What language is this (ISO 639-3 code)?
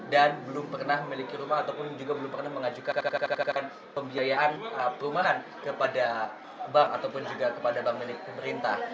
ind